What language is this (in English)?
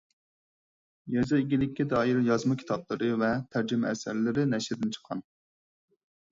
Uyghur